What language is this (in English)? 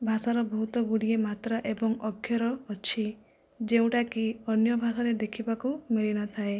Odia